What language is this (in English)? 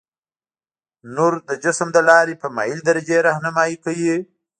Pashto